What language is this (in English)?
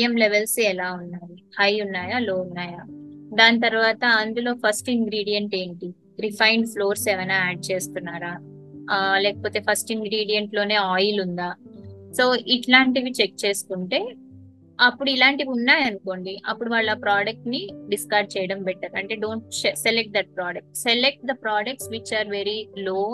Telugu